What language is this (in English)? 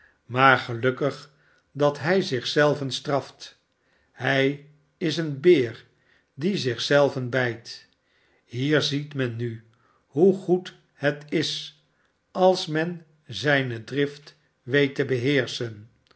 Dutch